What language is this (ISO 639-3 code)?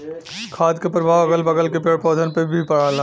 bho